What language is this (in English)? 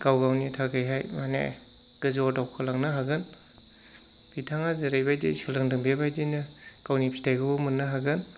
Bodo